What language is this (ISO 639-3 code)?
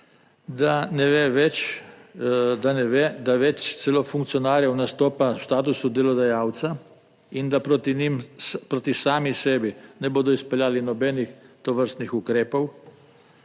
slv